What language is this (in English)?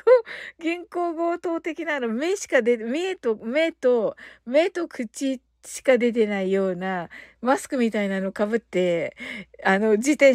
Japanese